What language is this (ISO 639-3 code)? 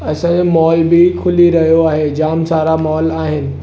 snd